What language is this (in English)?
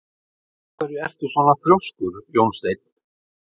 Icelandic